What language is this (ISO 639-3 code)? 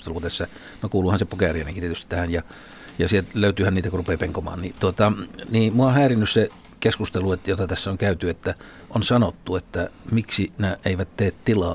fin